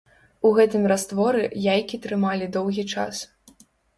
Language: Belarusian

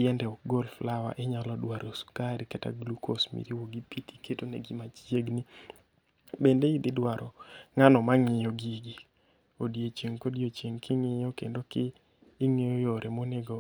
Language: Luo (Kenya and Tanzania)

